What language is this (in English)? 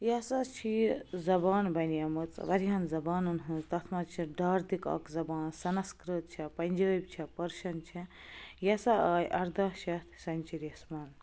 Kashmiri